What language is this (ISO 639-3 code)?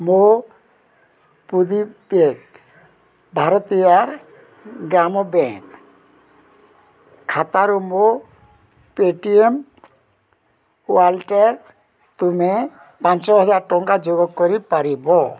ori